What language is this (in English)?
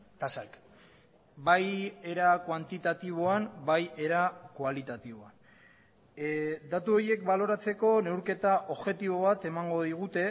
Basque